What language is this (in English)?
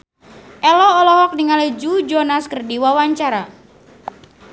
Sundanese